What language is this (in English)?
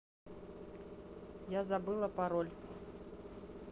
Russian